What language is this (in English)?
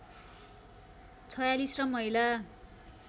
Nepali